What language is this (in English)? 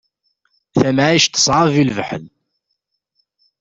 Kabyle